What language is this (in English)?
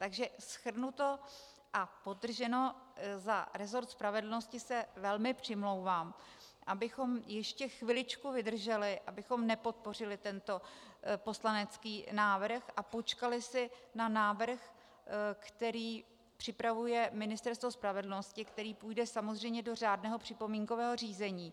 Czech